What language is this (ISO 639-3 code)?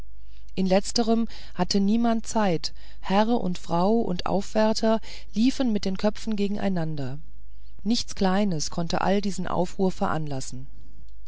deu